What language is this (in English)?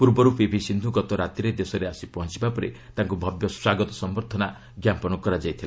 Odia